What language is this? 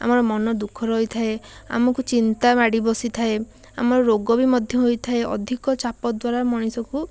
Odia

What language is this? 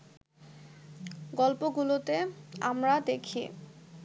Bangla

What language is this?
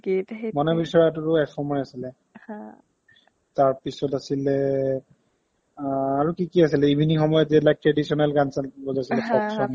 Assamese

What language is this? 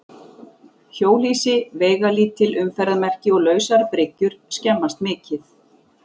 Icelandic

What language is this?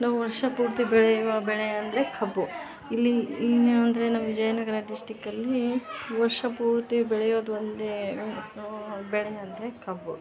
Kannada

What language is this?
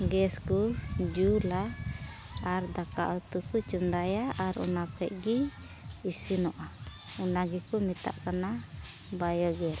Santali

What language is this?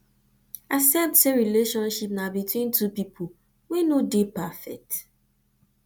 Nigerian Pidgin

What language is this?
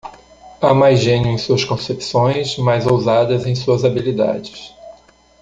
Portuguese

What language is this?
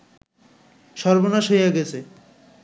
Bangla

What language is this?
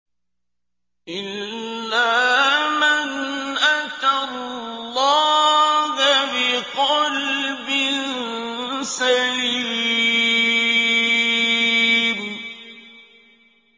Arabic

